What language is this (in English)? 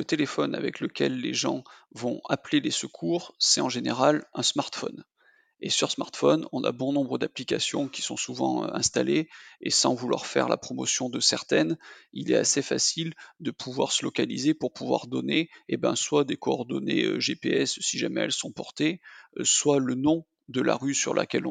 French